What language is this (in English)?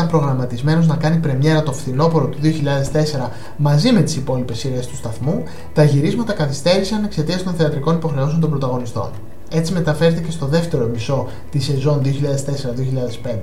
Greek